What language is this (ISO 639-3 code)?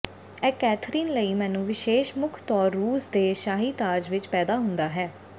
pan